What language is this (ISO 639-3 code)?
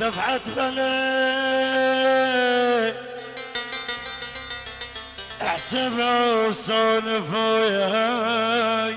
ara